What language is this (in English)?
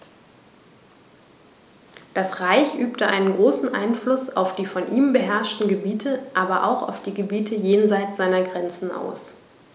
German